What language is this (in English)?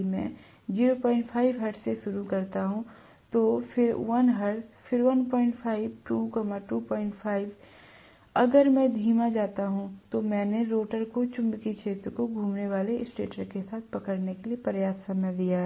Hindi